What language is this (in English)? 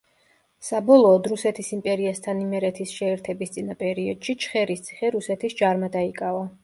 Georgian